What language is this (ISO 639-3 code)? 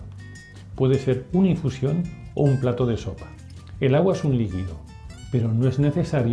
spa